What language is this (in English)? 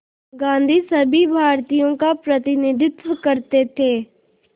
Hindi